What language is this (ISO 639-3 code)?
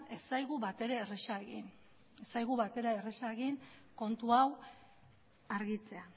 eus